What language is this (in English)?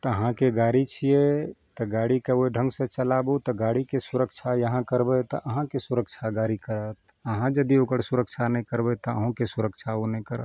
Maithili